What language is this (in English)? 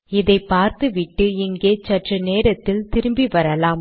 Tamil